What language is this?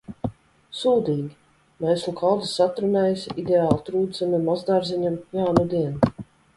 Latvian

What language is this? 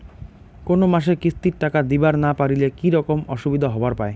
Bangla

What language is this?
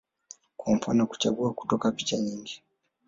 Swahili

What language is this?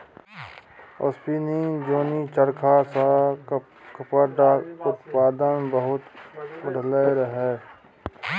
Maithili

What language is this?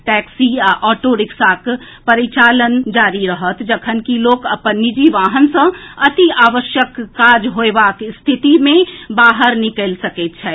Maithili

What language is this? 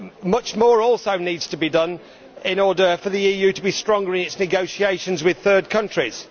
English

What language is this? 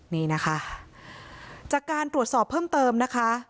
Thai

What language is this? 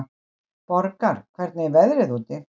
Icelandic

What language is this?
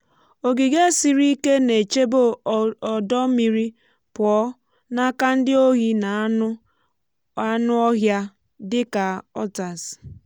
Igbo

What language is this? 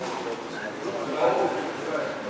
Hebrew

